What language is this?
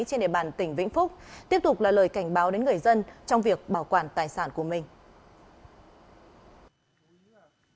Vietnamese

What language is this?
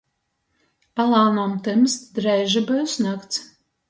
Latgalian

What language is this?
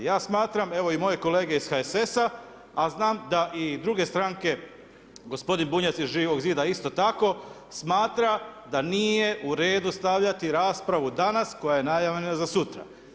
Croatian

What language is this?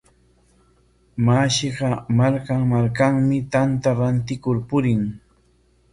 Corongo Ancash Quechua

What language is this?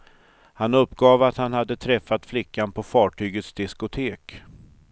Swedish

